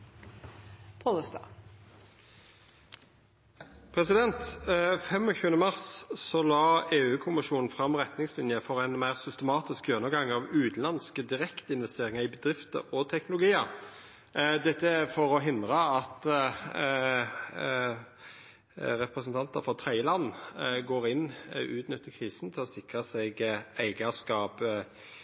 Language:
Norwegian Nynorsk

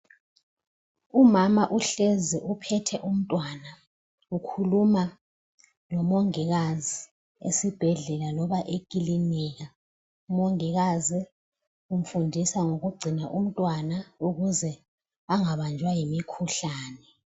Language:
North Ndebele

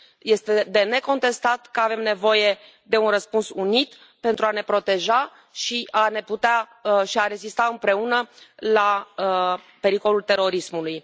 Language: Romanian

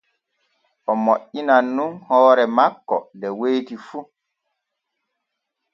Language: Borgu Fulfulde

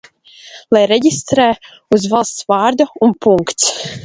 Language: Latvian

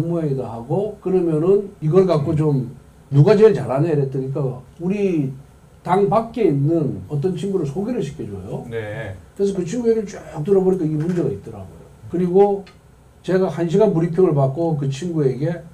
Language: Korean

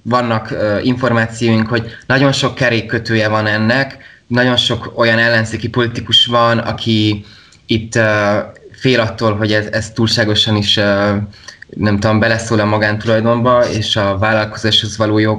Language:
Hungarian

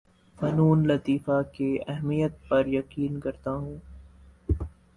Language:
Urdu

